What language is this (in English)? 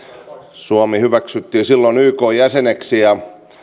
Finnish